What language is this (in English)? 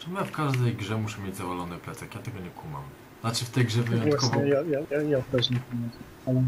Polish